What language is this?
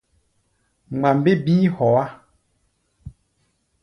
Gbaya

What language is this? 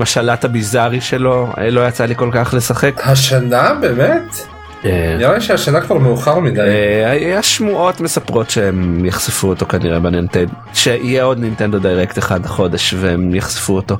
Hebrew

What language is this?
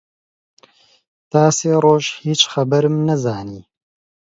Central Kurdish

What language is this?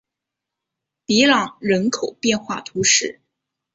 Chinese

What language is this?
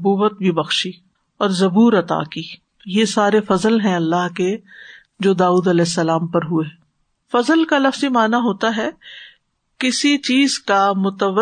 Urdu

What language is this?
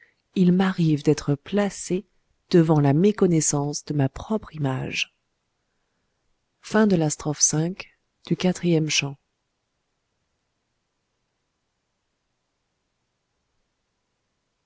French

